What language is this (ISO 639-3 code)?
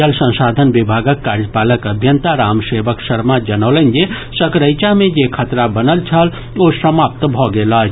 mai